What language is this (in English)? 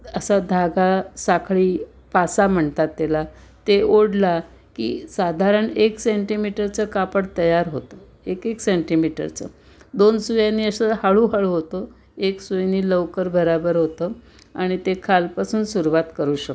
Marathi